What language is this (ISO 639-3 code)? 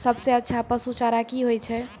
mai